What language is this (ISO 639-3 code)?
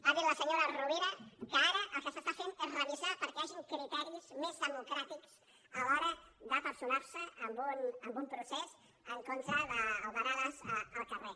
cat